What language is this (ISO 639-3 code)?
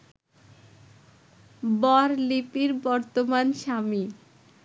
ben